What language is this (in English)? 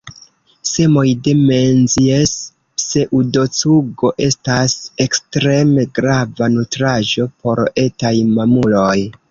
Esperanto